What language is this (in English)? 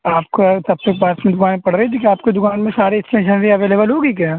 Urdu